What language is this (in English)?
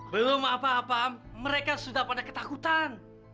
Indonesian